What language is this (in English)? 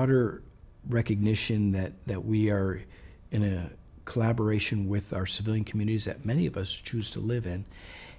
English